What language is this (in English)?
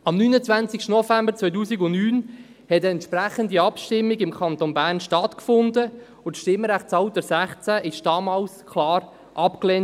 Swiss German